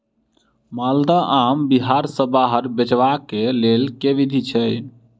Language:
Maithili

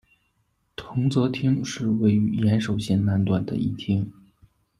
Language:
Chinese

